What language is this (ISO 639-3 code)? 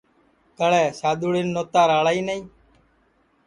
ssi